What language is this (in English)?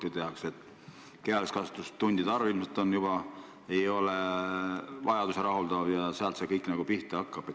Estonian